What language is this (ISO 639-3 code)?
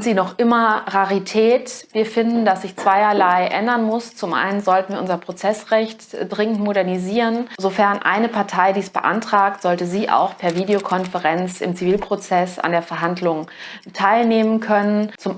deu